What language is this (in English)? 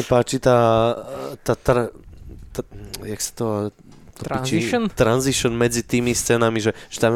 Slovak